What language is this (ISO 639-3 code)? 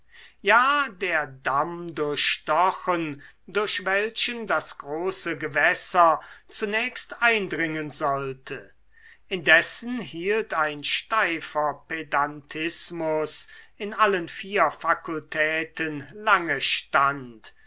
deu